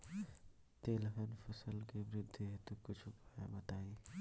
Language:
Bhojpuri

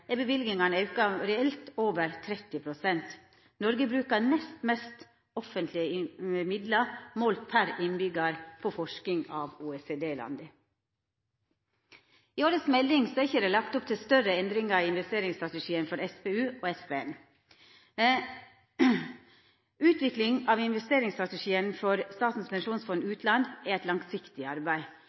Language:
Norwegian Nynorsk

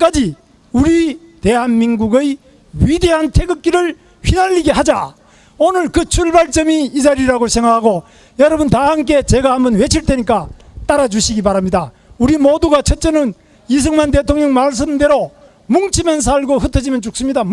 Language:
Korean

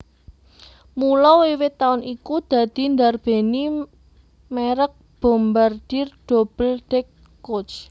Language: Javanese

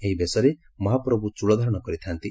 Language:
Odia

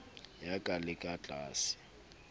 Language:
Southern Sotho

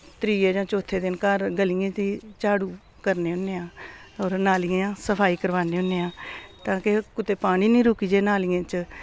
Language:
Dogri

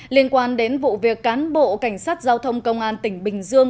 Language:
Vietnamese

